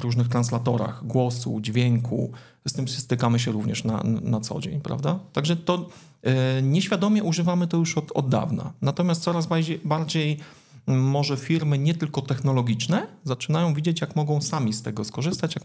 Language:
Polish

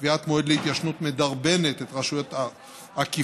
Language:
Hebrew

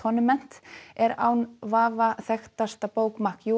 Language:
Icelandic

